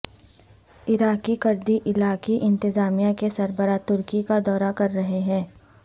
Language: Urdu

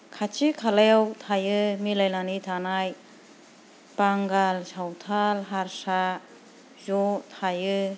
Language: Bodo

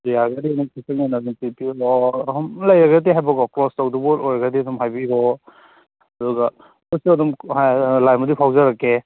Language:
Manipuri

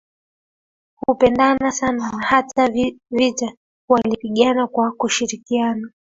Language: Swahili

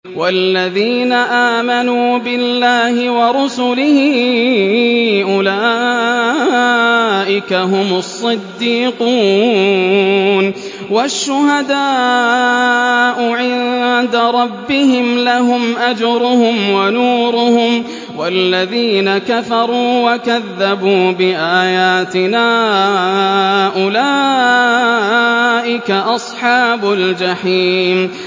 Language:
Arabic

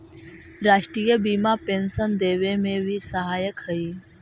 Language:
Magahi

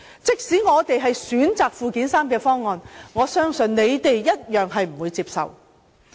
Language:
Cantonese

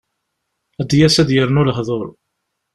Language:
Kabyle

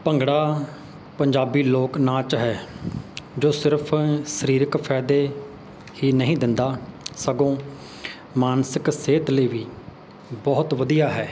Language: Punjabi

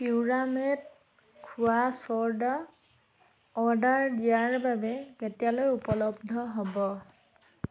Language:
Assamese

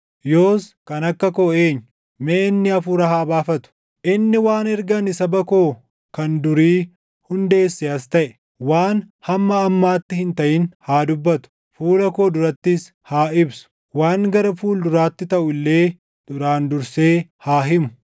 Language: Oromo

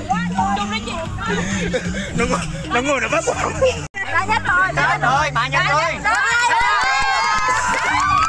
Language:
Vietnamese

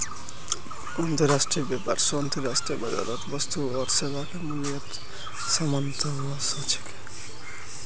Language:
Magahi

